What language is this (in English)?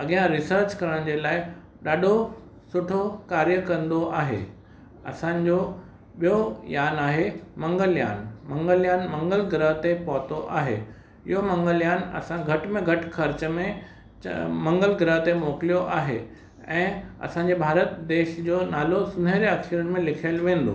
Sindhi